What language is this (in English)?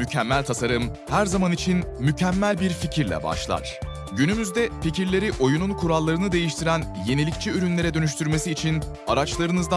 Turkish